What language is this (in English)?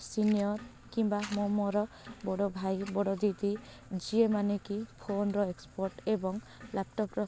Odia